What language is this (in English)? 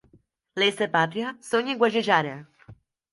Portuguese